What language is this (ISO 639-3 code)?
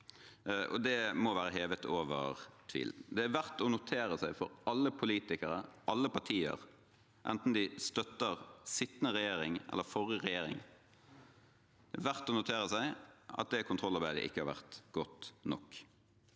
nor